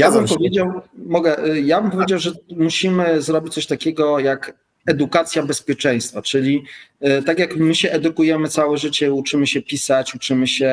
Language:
Polish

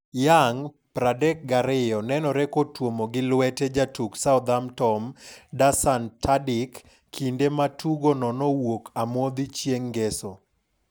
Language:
Luo (Kenya and Tanzania)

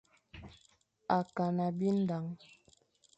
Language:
Fang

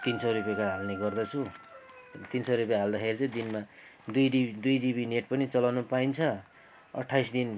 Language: Nepali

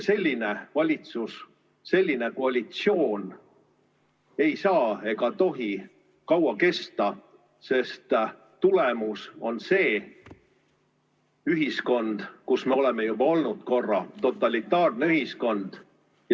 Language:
Estonian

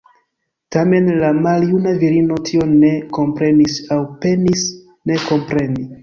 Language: Esperanto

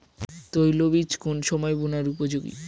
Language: Bangla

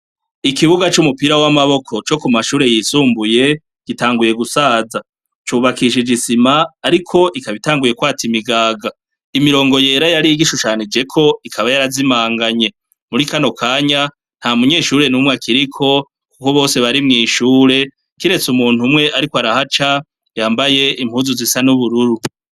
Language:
Rundi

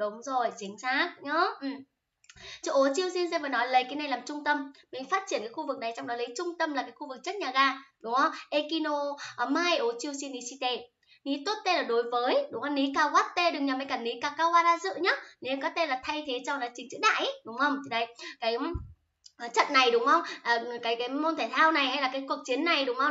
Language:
Vietnamese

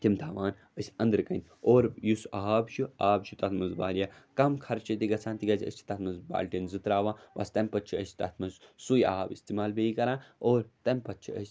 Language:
Kashmiri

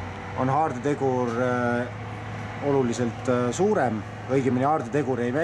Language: Dutch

